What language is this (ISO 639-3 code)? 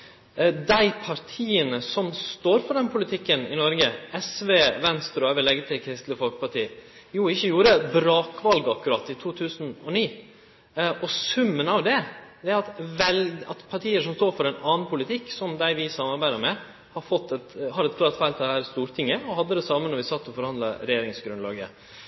nno